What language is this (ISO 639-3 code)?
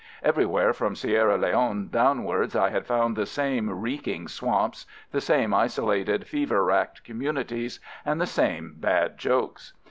eng